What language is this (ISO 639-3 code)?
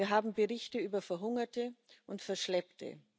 deu